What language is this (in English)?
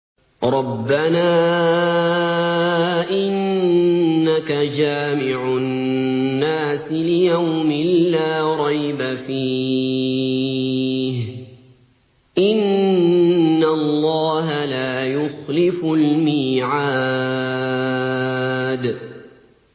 Arabic